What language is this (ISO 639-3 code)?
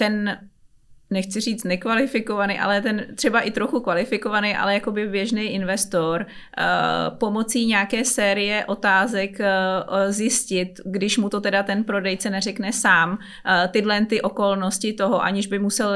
ces